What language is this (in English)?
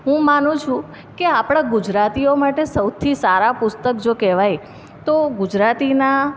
Gujarati